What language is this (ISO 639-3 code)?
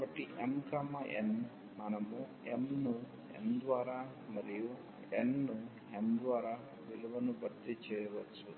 tel